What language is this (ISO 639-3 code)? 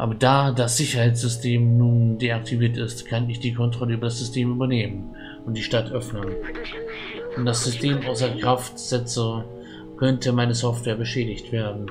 deu